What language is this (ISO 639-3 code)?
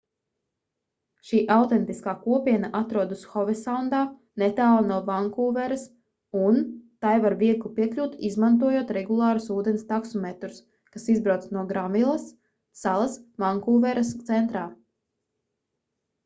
lav